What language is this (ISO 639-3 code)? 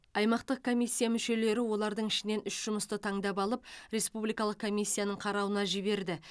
kaz